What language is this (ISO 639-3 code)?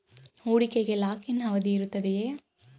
kan